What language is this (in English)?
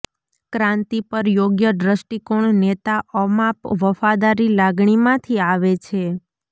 Gujarati